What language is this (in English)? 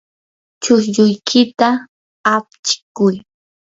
Yanahuanca Pasco Quechua